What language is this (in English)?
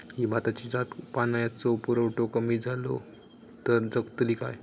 Marathi